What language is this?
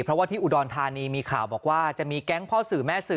Thai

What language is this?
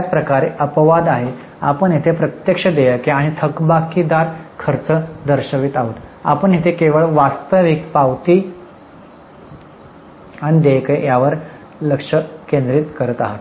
Marathi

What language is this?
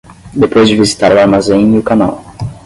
Portuguese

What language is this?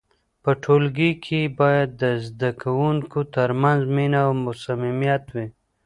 Pashto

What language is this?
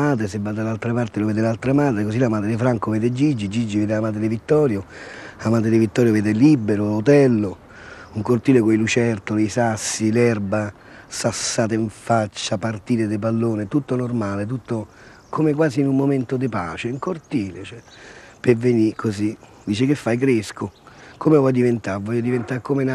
Italian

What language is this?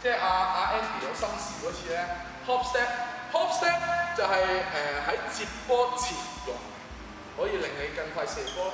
Chinese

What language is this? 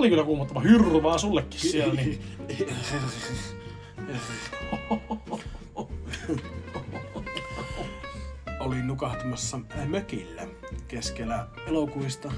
Finnish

